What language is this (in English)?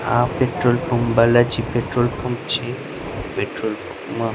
Gujarati